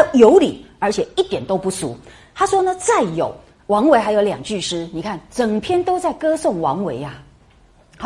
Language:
Chinese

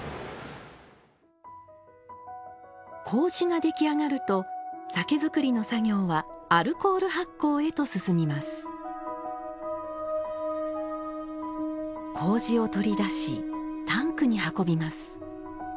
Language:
Japanese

